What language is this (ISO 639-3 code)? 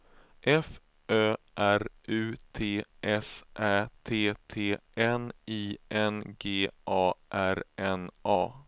swe